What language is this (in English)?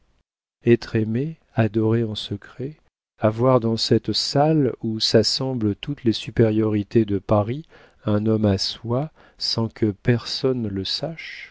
French